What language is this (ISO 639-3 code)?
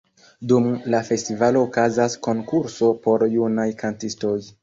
epo